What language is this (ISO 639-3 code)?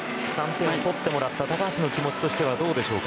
jpn